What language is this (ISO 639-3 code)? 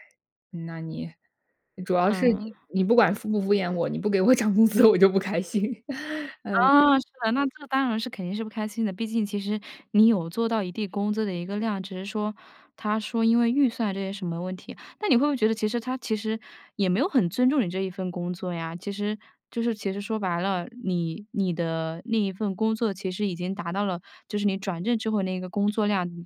zho